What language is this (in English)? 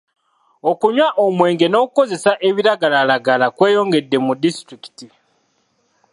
Ganda